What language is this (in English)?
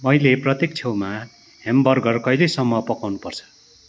Nepali